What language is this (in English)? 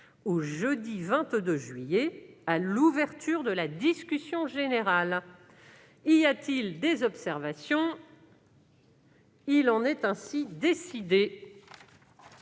French